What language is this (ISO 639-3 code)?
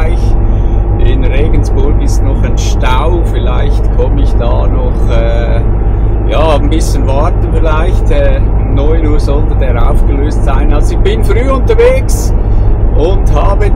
deu